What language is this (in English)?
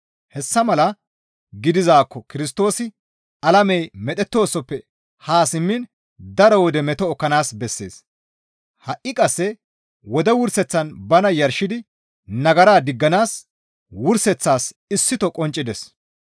Gamo